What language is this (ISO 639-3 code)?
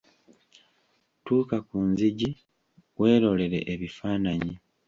lug